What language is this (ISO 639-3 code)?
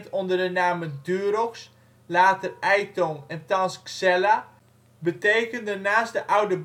nld